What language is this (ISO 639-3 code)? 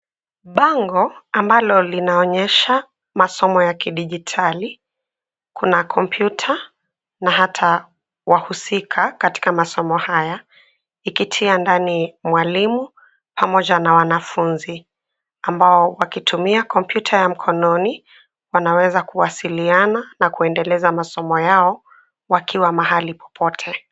swa